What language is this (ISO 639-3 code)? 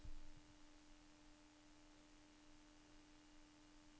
nor